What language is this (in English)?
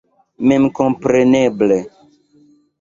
Esperanto